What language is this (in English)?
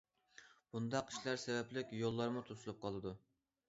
Uyghur